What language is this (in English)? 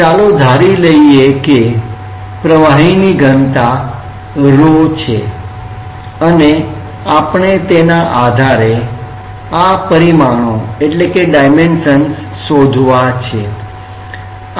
Gujarati